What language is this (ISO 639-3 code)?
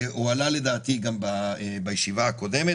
heb